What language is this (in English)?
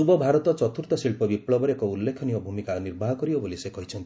Odia